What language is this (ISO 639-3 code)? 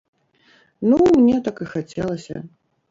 bel